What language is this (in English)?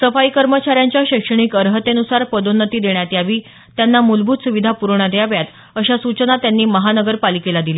Marathi